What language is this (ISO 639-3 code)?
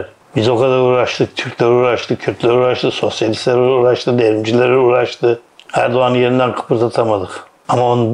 tur